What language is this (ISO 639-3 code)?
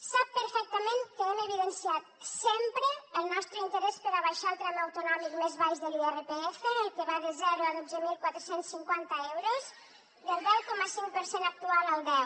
cat